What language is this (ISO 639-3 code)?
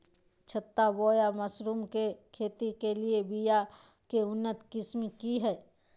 mag